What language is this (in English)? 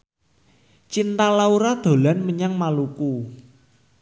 Javanese